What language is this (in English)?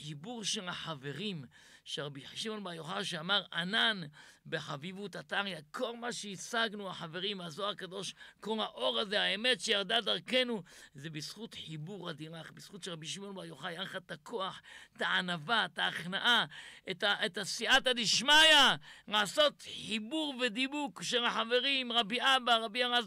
Hebrew